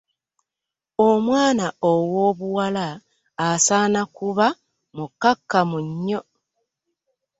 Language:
Ganda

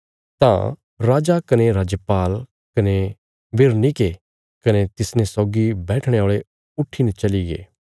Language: Bilaspuri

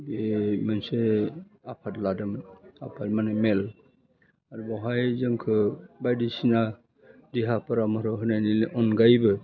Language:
Bodo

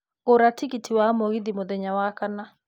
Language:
Kikuyu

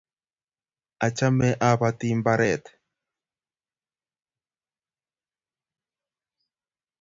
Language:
Kalenjin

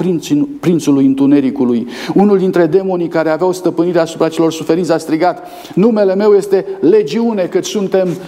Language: Romanian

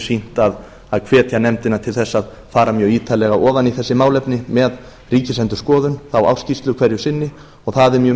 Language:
Icelandic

